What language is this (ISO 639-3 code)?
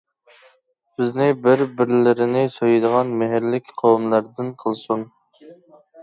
uig